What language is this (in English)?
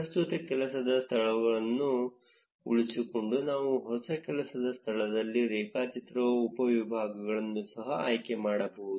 Kannada